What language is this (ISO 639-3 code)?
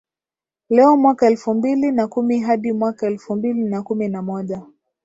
swa